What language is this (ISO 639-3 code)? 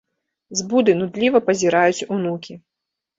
bel